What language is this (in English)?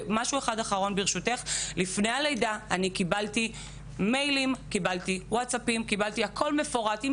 Hebrew